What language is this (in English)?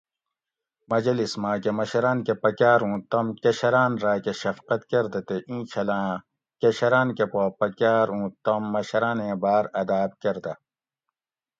Gawri